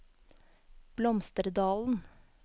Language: Norwegian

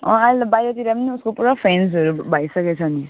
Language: Nepali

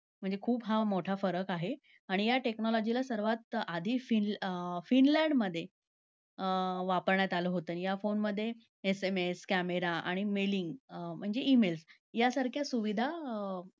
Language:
Marathi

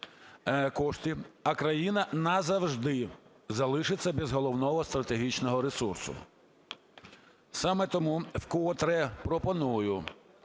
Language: Ukrainian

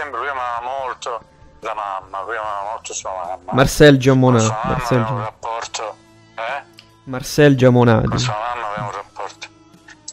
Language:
Italian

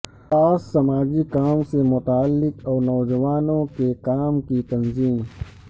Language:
Urdu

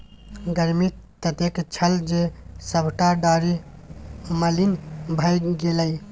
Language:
Maithili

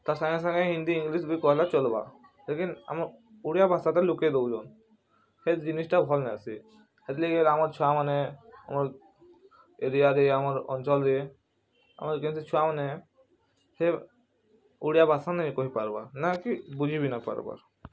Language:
Odia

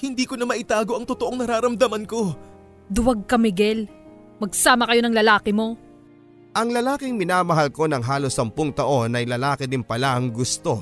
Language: Filipino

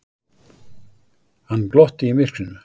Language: Icelandic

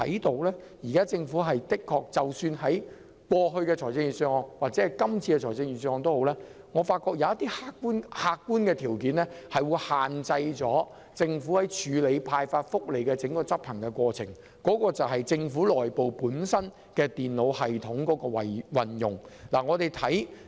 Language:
Cantonese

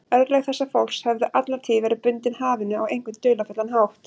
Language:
Icelandic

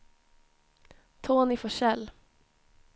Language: Swedish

